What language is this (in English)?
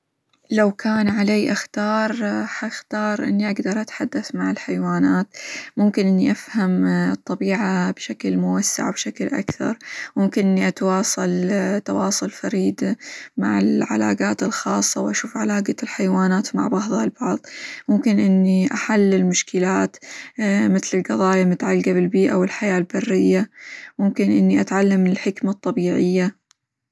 Hijazi Arabic